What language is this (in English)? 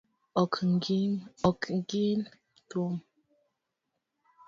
Luo (Kenya and Tanzania)